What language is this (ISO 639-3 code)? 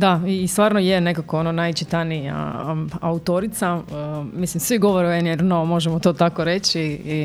hrv